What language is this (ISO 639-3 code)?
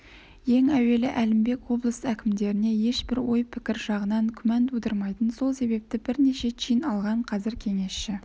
kaz